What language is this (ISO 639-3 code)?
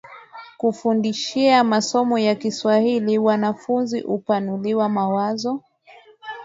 swa